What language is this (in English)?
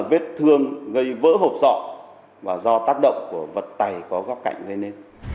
Vietnamese